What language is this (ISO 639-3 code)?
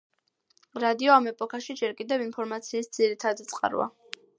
kat